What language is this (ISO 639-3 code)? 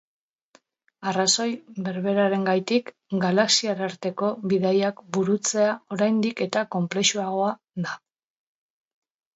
eus